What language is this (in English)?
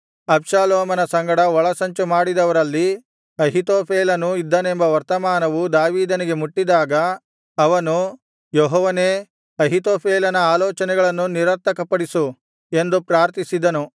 Kannada